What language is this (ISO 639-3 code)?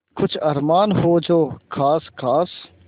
hin